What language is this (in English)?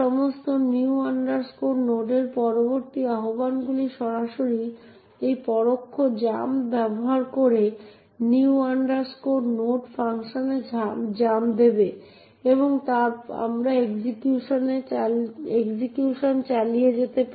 Bangla